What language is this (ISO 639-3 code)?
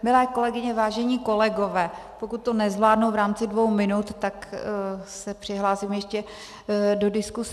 ces